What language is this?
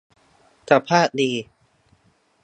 Thai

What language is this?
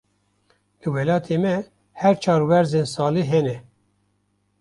Kurdish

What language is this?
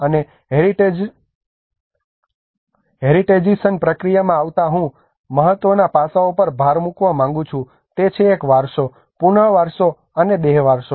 Gujarati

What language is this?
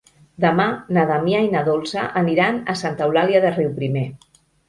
Catalan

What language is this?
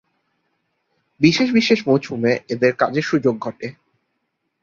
Bangla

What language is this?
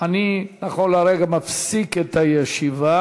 Hebrew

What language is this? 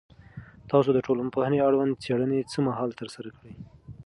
Pashto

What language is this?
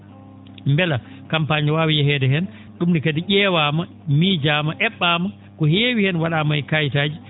Fula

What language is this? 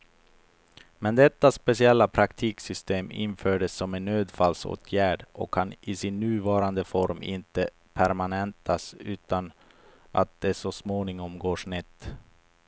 Swedish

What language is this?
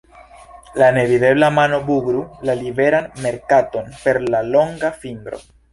Esperanto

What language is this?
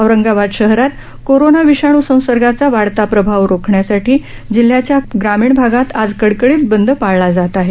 Marathi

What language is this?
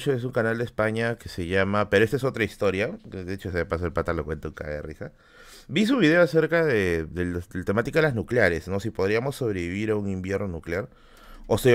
Spanish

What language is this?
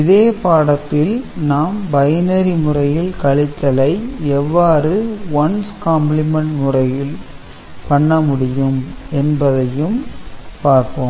Tamil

